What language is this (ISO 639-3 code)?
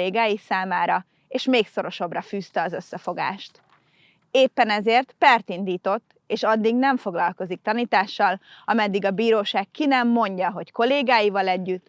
hun